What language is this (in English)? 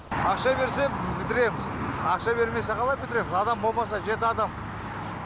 Kazakh